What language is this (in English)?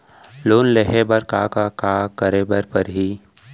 Chhattisgarhi